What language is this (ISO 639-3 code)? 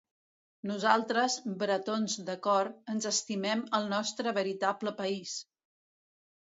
cat